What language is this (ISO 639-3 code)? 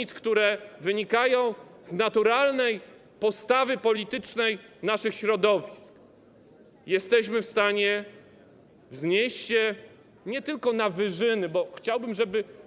pol